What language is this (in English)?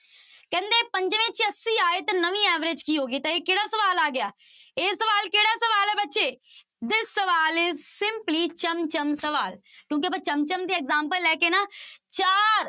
Punjabi